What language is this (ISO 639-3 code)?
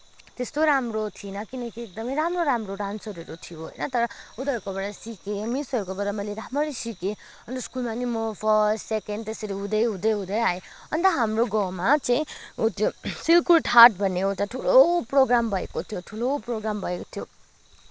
nep